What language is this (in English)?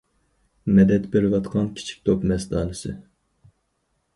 Uyghur